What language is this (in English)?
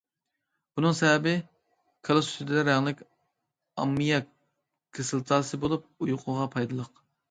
Uyghur